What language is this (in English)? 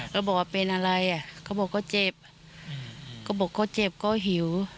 Thai